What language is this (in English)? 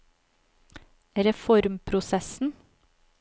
Norwegian